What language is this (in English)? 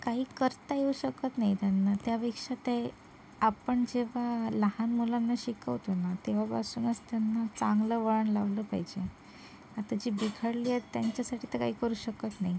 Marathi